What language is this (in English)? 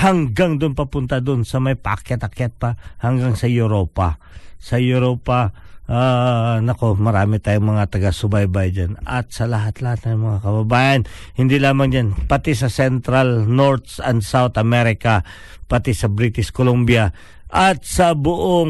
Filipino